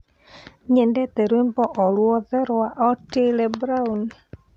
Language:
Kikuyu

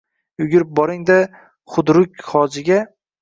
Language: Uzbek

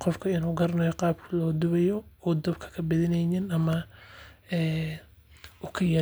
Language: Somali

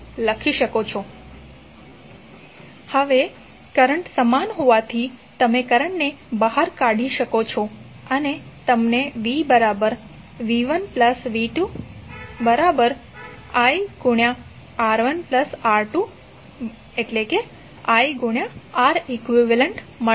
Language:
Gujarati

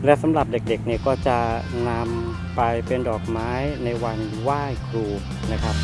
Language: Thai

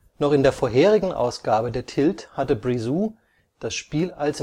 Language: German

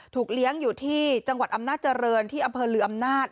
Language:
Thai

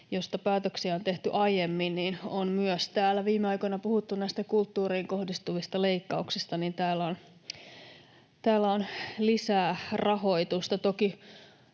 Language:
Finnish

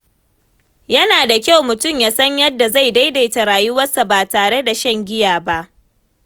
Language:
Hausa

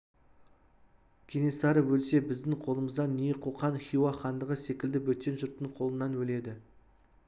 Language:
Kazakh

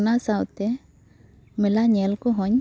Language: Santali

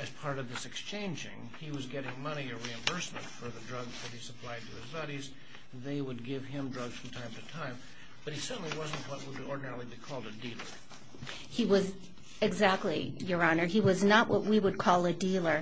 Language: English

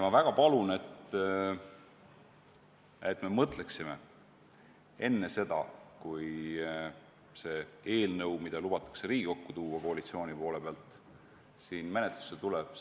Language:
Estonian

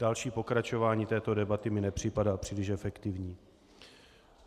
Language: Czech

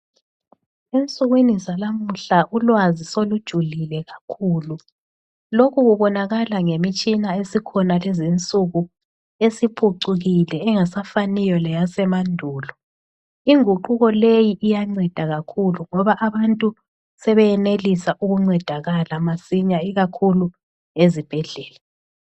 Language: North Ndebele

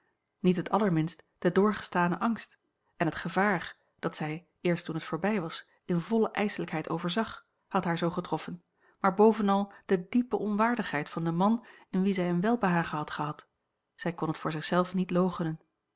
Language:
Dutch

